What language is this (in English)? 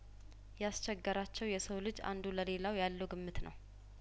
Amharic